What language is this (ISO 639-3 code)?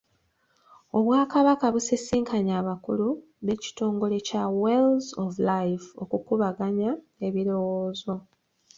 lug